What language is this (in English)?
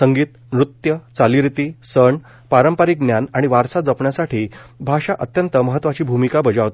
Marathi